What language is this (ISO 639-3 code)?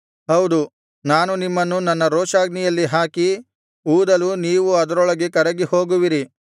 kan